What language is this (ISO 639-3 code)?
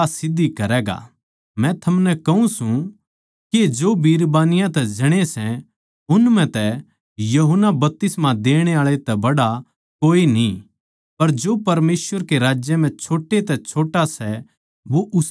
bgc